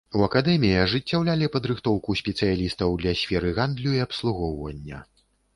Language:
Belarusian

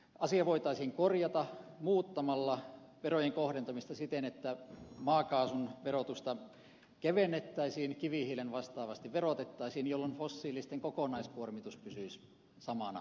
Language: Finnish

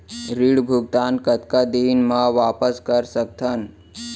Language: Chhattisgarhi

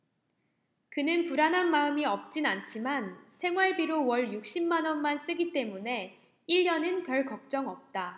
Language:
Korean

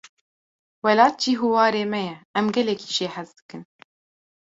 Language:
Kurdish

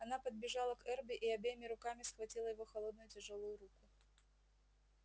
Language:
Russian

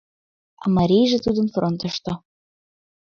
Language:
Mari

